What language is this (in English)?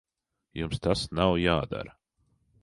Latvian